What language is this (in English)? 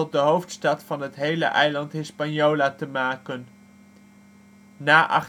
Dutch